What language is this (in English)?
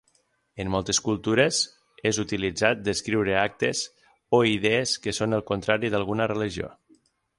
Catalan